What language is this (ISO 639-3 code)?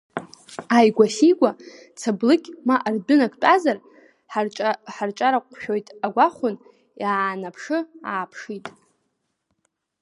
abk